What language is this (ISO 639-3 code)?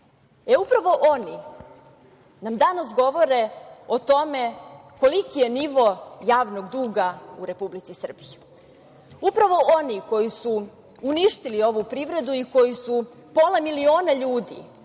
srp